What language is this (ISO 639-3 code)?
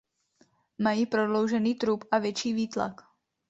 ces